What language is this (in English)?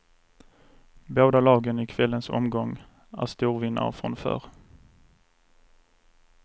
Swedish